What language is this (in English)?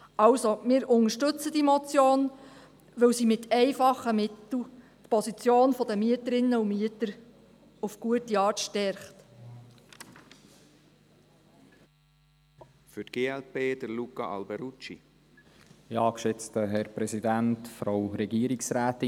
Swiss German